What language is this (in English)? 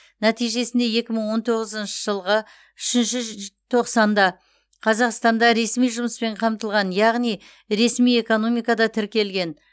Kazakh